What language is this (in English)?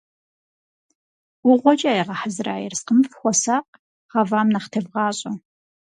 Kabardian